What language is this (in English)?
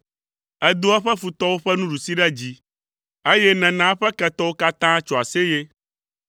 Ewe